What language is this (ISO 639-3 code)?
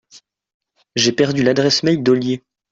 fra